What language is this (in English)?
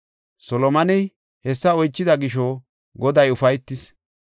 Gofa